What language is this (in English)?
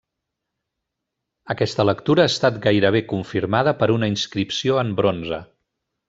Catalan